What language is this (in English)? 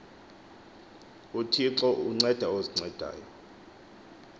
Xhosa